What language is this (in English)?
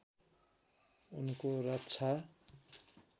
Nepali